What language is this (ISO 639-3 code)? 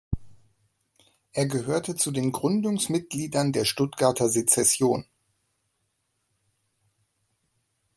deu